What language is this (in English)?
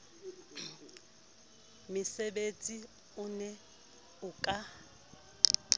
Southern Sotho